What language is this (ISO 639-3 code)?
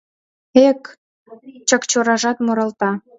chm